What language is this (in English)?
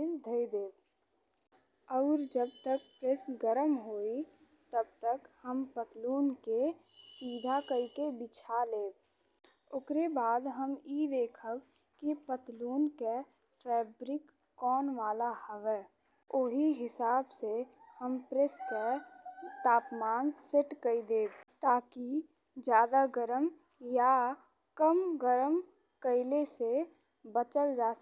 Bhojpuri